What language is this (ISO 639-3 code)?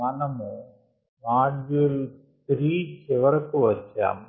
tel